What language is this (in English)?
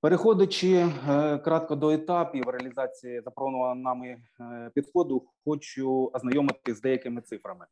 Ukrainian